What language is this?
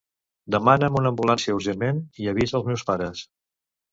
Catalan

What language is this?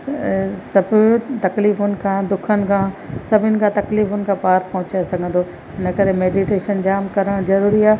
Sindhi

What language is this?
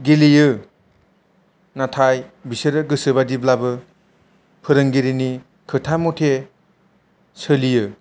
Bodo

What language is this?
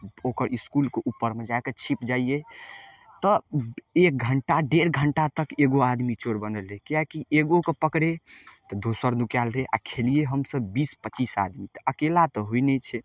Maithili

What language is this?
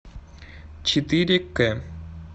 Russian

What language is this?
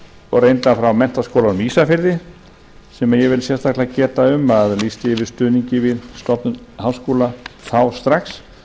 Icelandic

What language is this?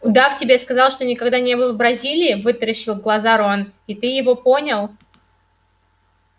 Russian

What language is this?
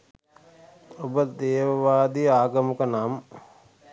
Sinhala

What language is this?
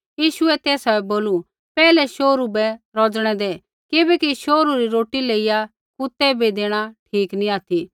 Kullu Pahari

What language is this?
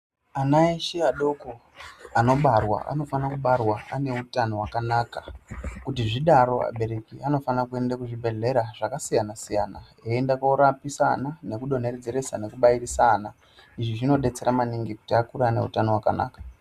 Ndau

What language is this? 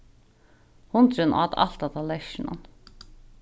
Faroese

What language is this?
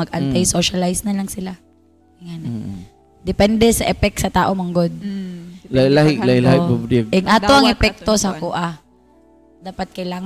Filipino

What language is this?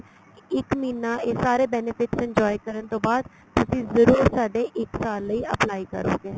Punjabi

